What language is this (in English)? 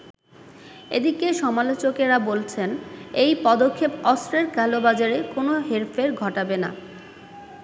Bangla